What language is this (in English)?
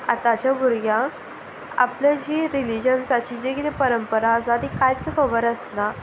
Konkani